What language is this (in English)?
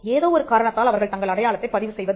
Tamil